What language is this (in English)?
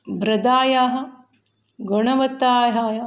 Sanskrit